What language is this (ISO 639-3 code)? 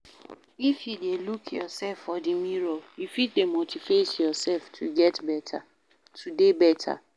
pcm